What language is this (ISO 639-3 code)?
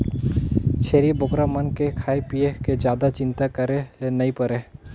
hne